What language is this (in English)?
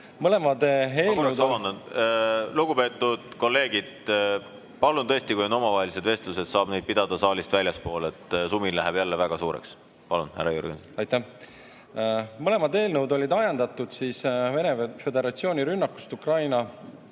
Estonian